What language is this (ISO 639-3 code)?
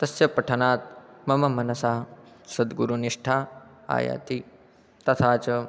san